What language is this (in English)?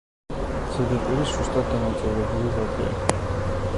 Georgian